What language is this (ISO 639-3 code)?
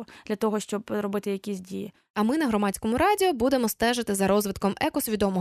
ukr